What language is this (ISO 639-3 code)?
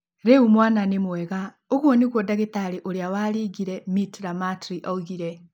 kik